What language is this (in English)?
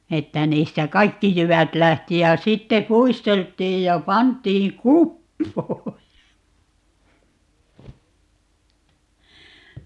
Finnish